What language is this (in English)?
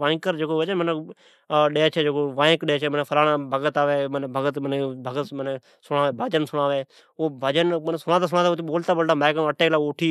Od